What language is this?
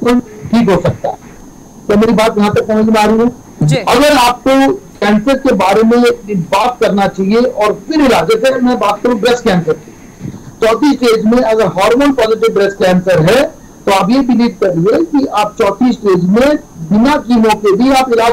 Hindi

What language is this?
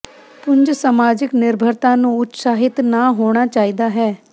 Punjabi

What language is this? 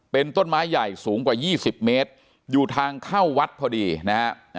Thai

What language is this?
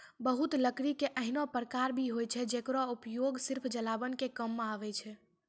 Maithili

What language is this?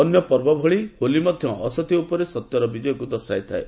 Odia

